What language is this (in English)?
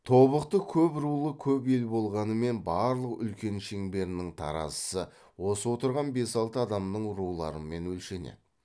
Kazakh